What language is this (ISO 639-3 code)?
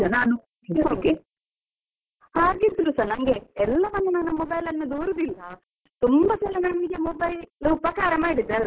kan